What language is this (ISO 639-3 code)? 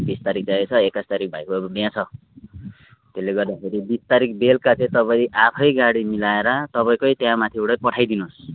nep